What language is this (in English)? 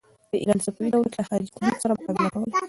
Pashto